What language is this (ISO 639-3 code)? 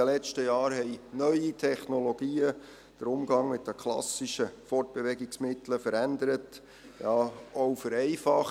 gsw